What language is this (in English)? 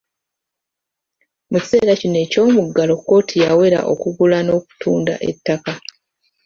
Ganda